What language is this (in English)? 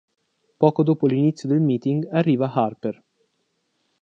Italian